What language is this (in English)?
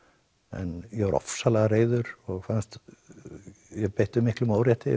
Icelandic